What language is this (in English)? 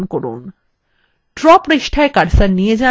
Bangla